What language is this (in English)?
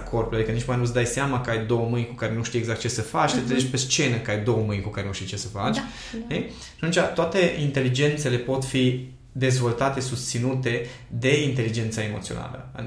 Romanian